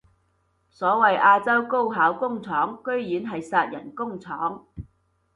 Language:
Cantonese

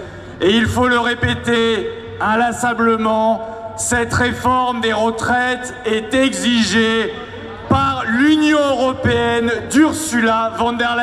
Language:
French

